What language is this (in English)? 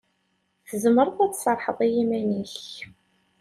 Kabyle